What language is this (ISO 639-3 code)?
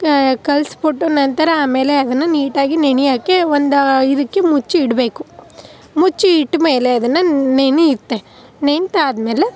kan